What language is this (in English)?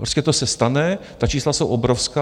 Czech